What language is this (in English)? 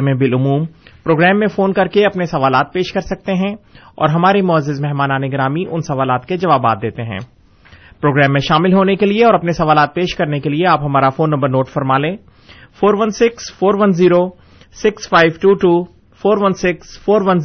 Urdu